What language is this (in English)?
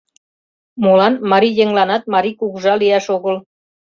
Mari